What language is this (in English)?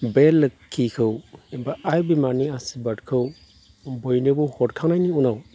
Bodo